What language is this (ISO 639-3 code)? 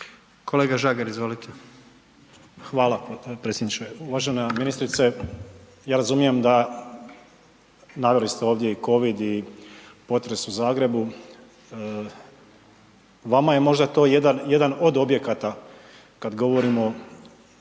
hrv